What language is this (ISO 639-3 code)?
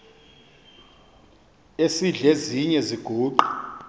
xho